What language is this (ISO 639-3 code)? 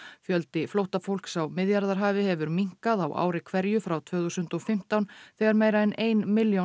isl